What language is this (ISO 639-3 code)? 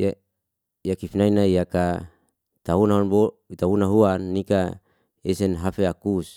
ste